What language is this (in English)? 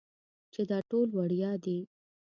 Pashto